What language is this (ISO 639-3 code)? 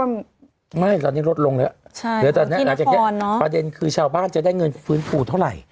tha